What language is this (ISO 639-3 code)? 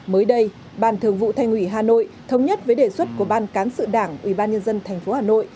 vie